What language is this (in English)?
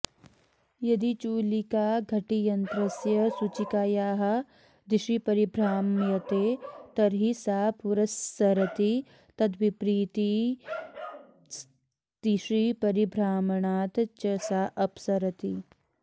Sanskrit